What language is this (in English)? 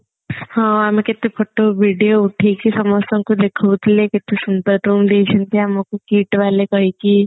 Odia